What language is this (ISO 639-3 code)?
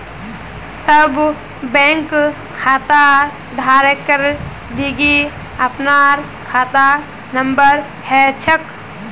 mag